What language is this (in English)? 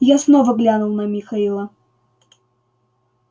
Russian